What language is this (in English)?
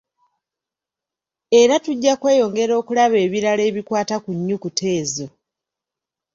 Ganda